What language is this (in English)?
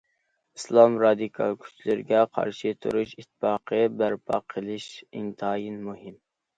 Uyghur